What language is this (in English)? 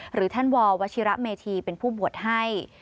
Thai